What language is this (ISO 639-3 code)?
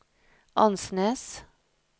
nor